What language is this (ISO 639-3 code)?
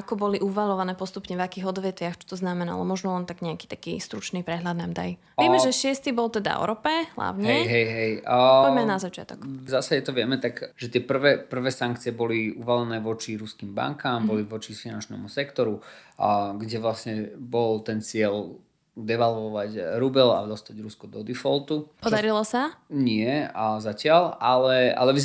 slk